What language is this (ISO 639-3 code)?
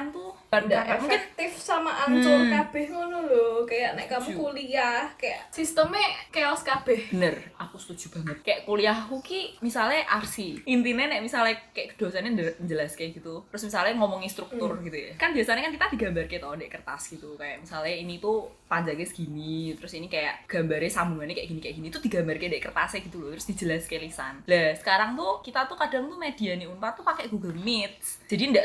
ind